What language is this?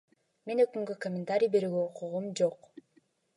Kyrgyz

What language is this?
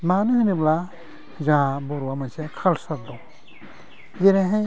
Bodo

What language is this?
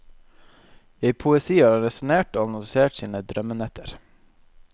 Norwegian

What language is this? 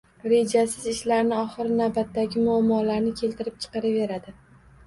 Uzbek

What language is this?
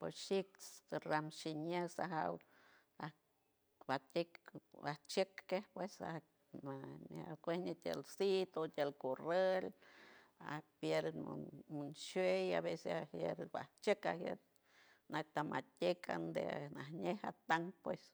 San Francisco Del Mar Huave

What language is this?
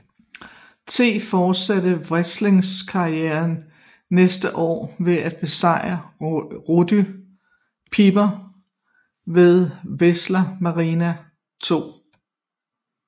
Danish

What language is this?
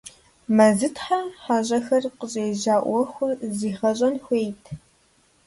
Kabardian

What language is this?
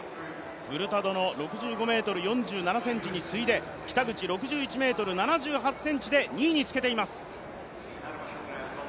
Japanese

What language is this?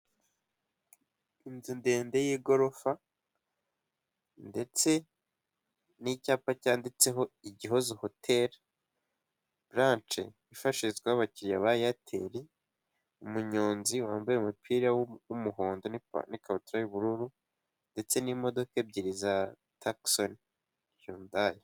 Kinyarwanda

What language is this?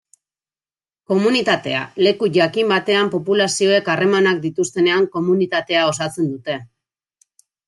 Basque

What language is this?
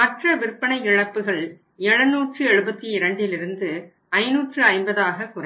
Tamil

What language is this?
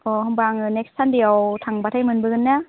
Bodo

